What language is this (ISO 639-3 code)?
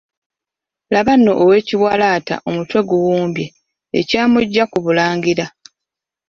lug